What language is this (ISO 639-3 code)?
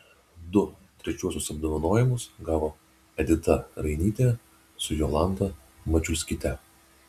lit